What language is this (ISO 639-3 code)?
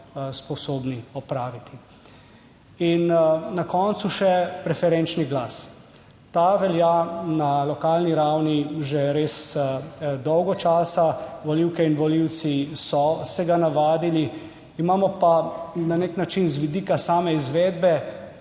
slv